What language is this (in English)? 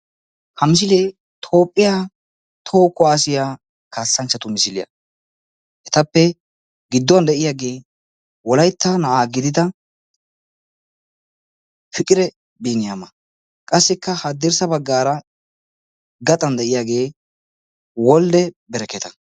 Wolaytta